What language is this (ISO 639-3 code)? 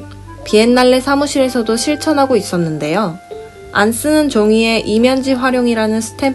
kor